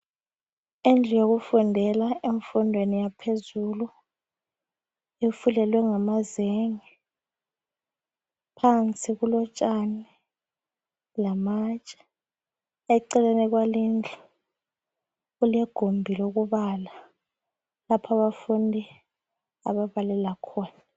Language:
North Ndebele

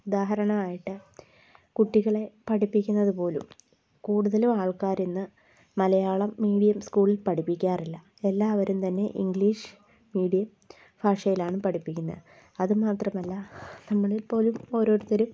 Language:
Malayalam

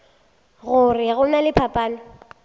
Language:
Northern Sotho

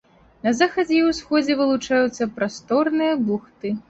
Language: Belarusian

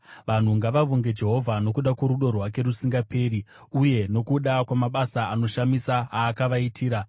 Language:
Shona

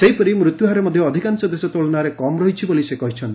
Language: Odia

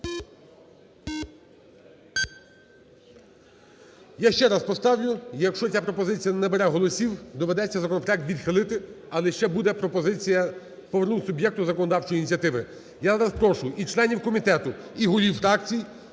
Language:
Ukrainian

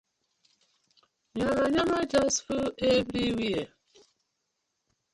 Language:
Nigerian Pidgin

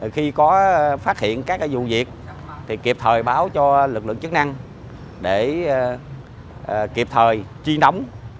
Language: Vietnamese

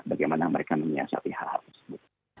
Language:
Indonesian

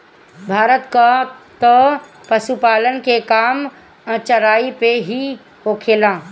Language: Bhojpuri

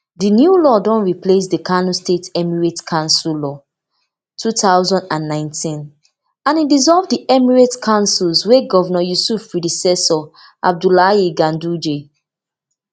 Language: Nigerian Pidgin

